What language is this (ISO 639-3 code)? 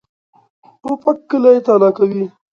pus